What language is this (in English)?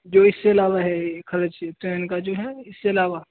Urdu